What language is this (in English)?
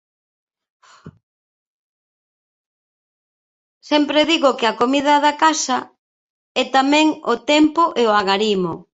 Galician